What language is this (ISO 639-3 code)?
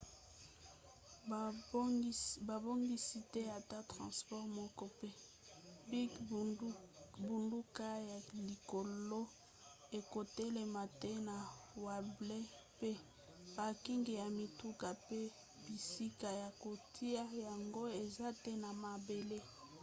lin